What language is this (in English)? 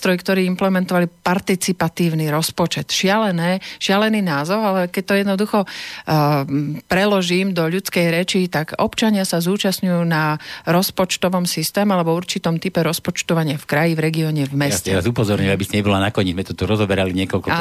Slovak